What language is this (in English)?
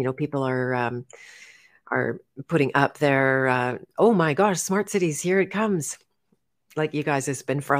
English